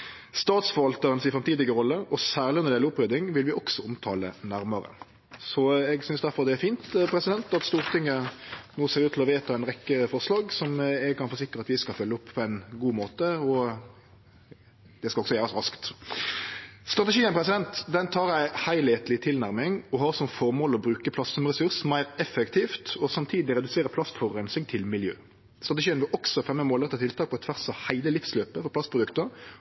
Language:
Norwegian Nynorsk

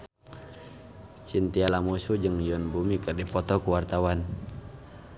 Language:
Sundanese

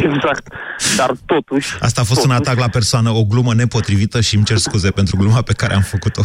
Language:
Romanian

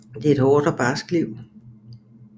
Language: Danish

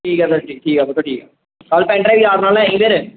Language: Punjabi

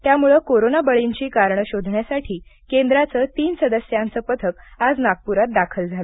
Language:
Marathi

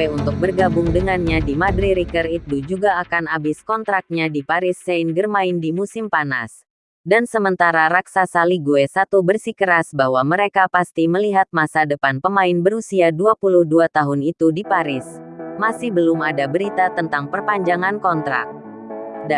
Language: Indonesian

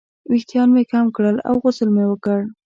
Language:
Pashto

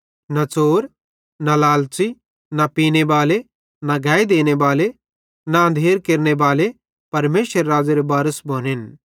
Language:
Bhadrawahi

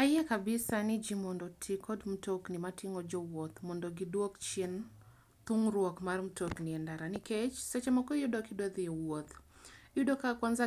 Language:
Luo (Kenya and Tanzania)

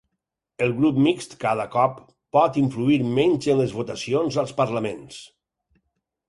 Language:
Catalan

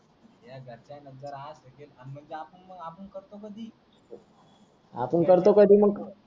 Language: Marathi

